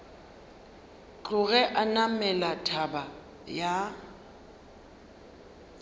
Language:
Northern Sotho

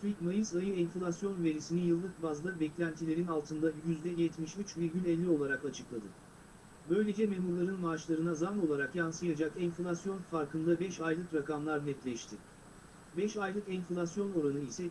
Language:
Turkish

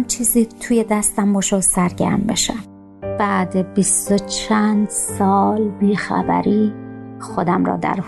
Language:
Persian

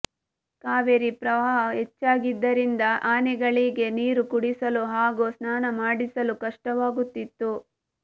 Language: Kannada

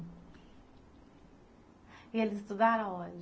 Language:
Portuguese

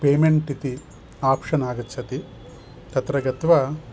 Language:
Sanskrit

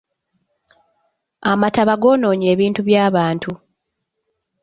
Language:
Ganda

